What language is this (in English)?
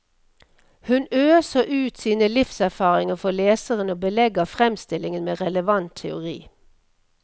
Norwegian